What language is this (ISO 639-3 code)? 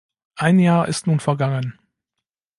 deu